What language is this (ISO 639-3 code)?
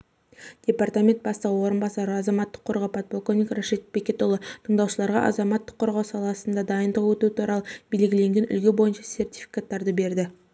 kaz